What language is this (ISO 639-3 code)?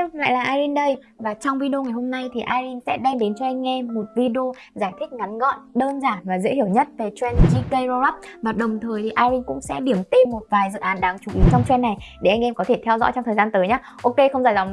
vie